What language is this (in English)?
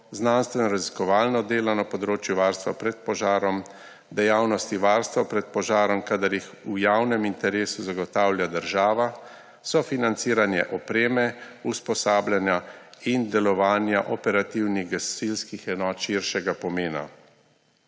Slovenian